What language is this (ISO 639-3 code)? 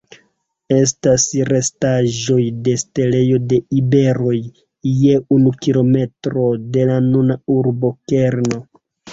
epo